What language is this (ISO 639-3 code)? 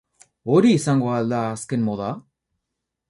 eus